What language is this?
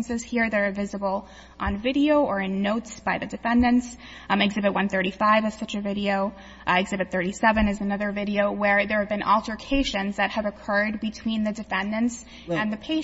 English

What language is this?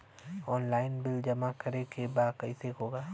Bhojpuri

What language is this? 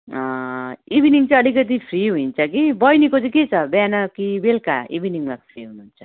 Nepali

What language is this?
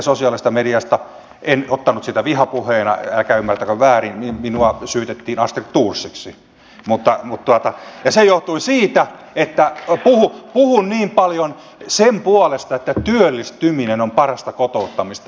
Finnish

